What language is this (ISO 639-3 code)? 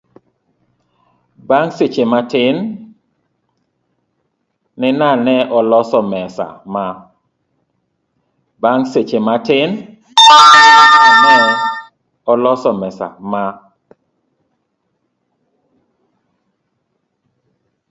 luo